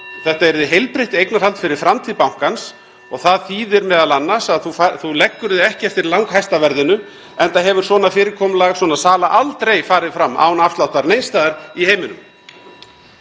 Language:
Icelandic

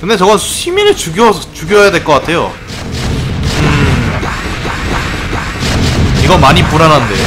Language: Korean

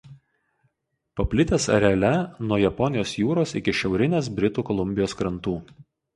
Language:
Lithuanian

